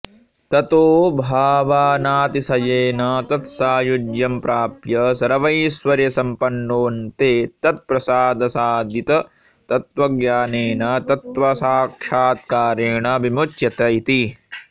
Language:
Sanskrit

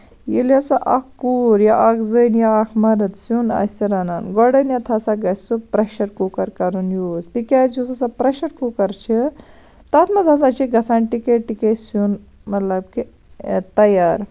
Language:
Kashmiri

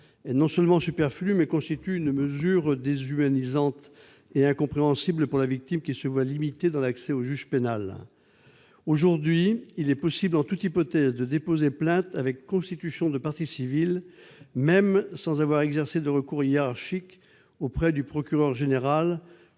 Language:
French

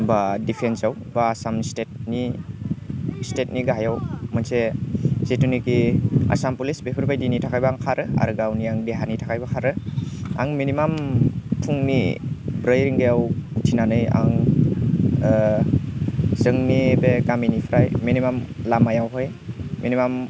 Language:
Bodo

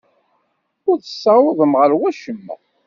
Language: Kabyle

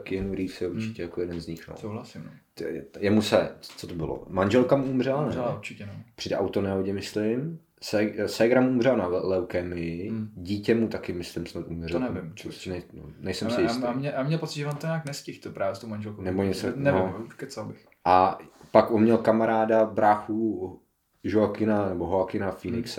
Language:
Czech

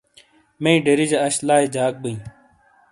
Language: Shina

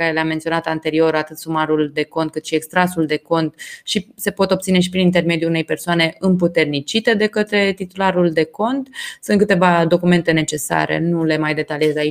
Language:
Romanian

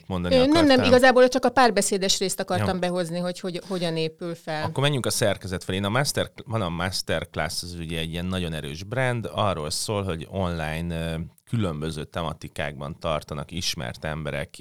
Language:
Hungarian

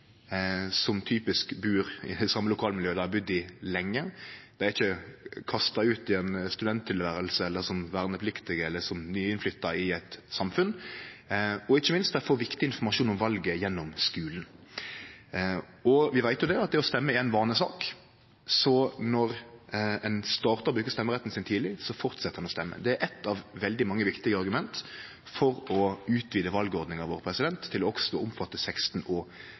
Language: Norwegian Nynorsk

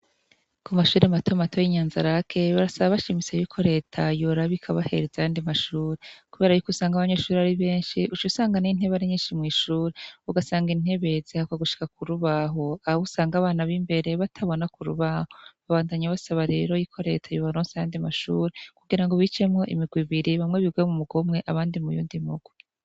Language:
Rundi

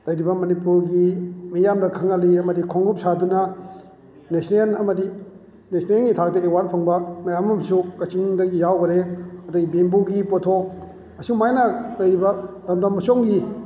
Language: Manipuri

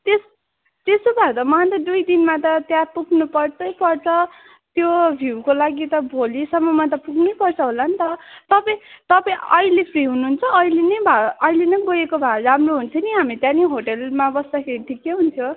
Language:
Nepali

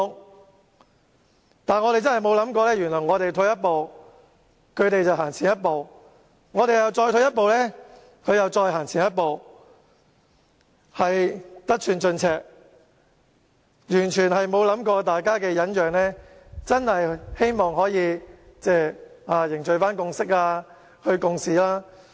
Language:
Cantonese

